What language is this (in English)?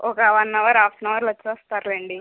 Telugu